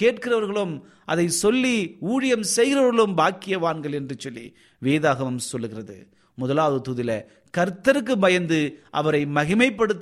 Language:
Tamil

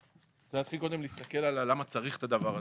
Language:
Hebrew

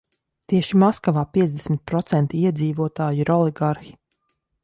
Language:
Latvian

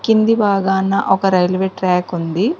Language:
Telugu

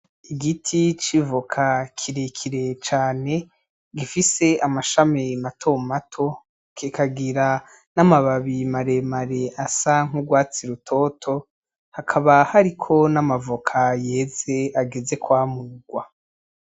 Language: Rundi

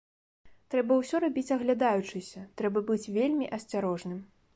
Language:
Belarusian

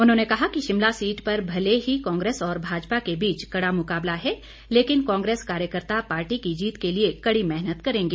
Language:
Hindi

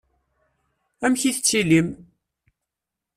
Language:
Kabyle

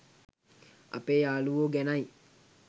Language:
Sinhala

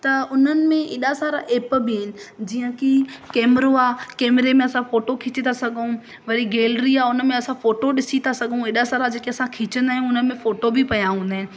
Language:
Sindhi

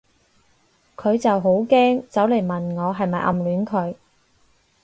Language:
Cantonese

